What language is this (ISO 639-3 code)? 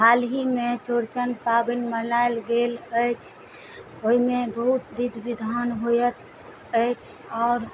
mai